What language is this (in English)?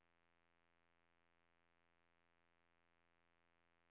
Norwegian